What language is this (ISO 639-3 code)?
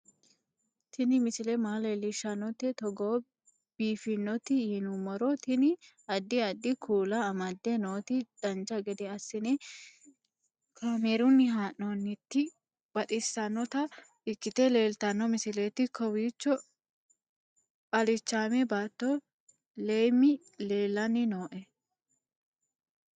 sid